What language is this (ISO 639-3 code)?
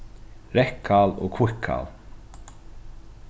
fao